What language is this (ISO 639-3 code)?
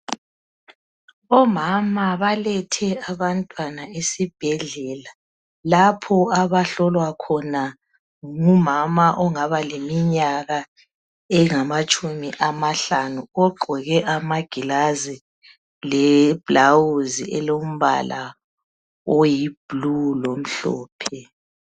nde